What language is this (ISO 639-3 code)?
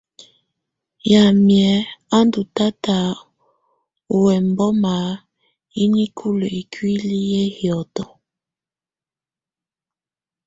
tvu